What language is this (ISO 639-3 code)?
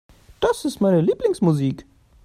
deu